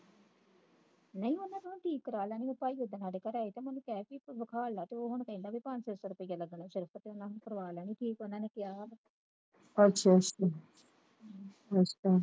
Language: Punjabi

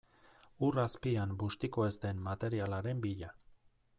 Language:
Basque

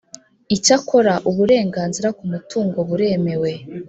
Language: Kinyarwanda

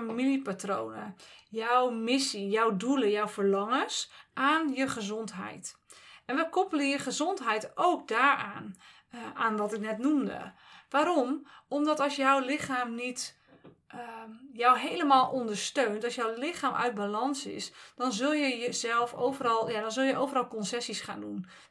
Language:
Dutch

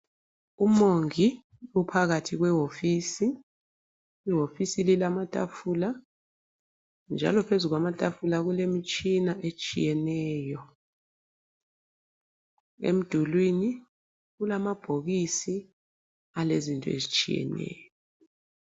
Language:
North Ndebele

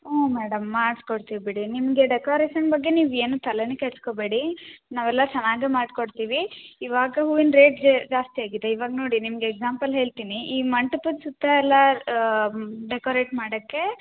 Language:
Kannada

